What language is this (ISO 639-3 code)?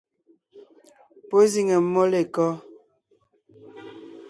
nnh